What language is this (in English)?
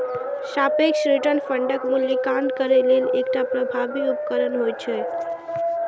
Maithili